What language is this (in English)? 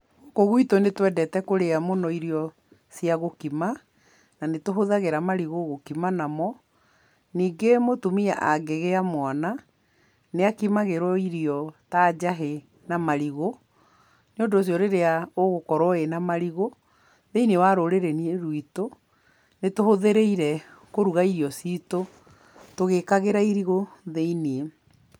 Kikuyu